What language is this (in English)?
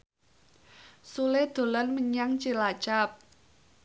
Javanese